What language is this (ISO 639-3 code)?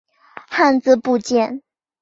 zho